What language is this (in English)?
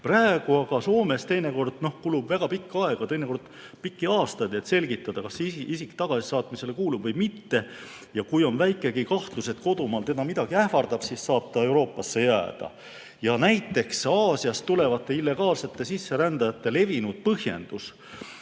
Estonian